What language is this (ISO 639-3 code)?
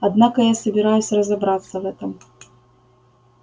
rus